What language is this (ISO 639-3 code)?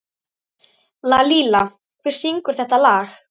isl